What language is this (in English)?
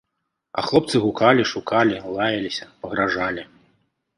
Belarusian